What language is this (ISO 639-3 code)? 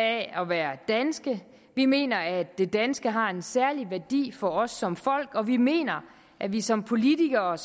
dan